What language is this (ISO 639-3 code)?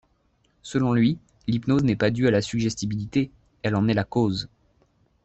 fra